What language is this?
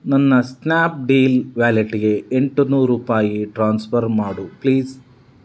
Kannada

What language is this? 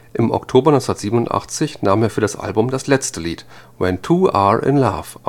German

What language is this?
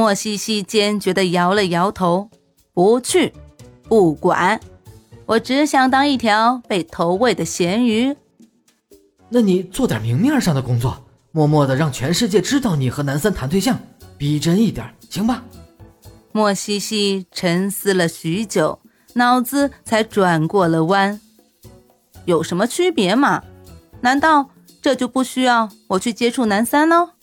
Chinese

